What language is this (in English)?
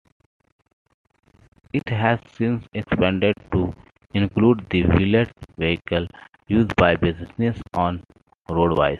English